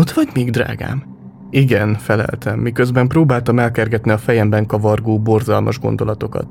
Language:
Hungarian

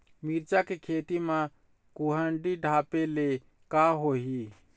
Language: Chhattisgarhi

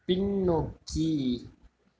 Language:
Tamil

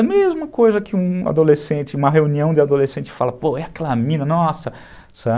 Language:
Portuguese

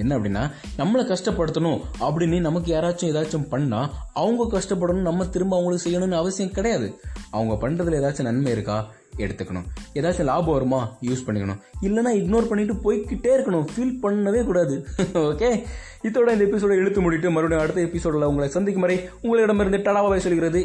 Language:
Tamil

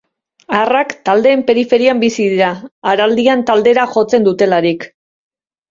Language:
Basque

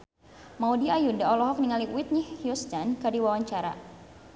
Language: Sundanese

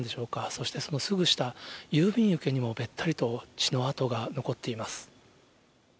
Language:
Japanese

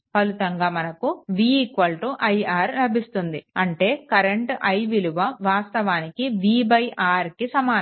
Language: Telugu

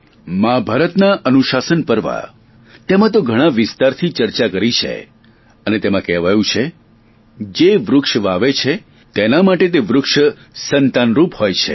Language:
Gujarati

